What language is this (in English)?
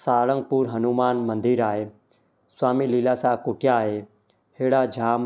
Sindhi